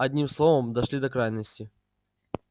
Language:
Russian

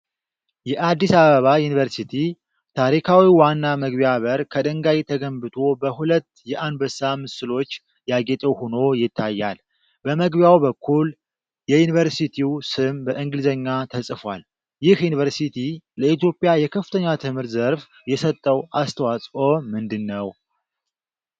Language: Amharic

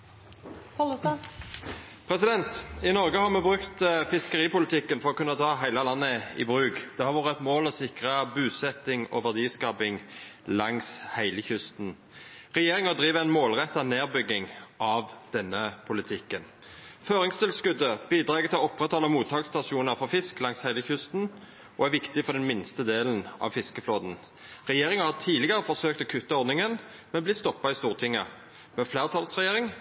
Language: Norwegian Nynorsk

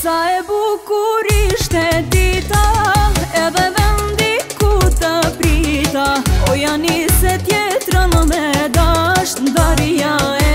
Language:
Romanian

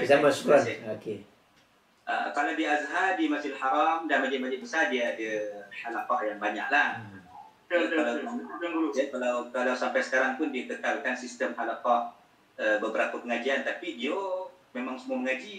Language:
Malay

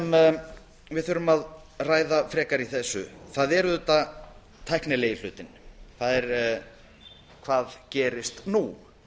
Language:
Icelandic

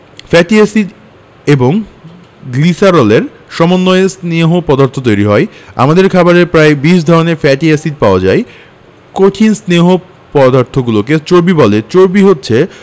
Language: Bangla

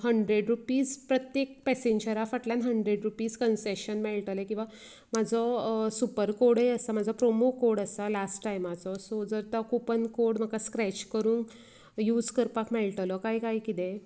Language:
Konkani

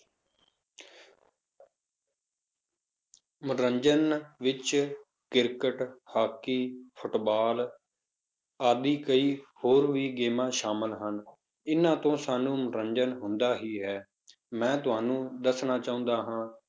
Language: Punjabi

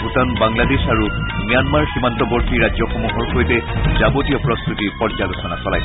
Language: Assamese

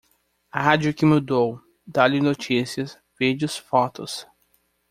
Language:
Portuguese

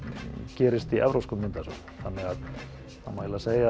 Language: Icelandic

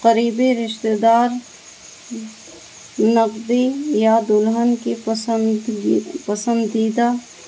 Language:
Urdu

